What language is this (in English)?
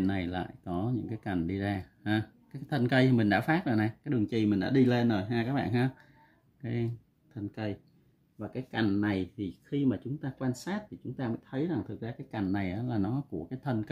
Vietnamese